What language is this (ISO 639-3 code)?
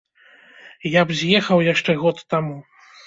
bel